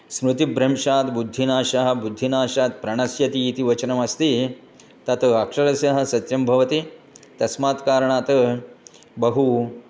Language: Sanskrit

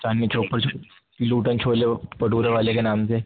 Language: Urdu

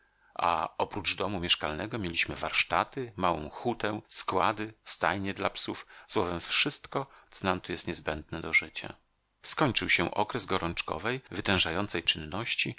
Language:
Polish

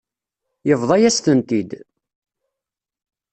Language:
Kabyle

